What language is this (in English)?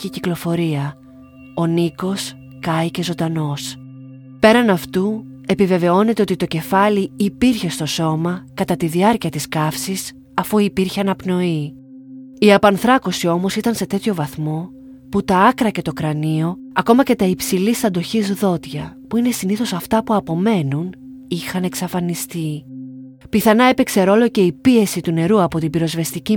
Greek